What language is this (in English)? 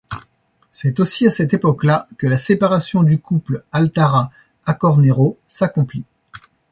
French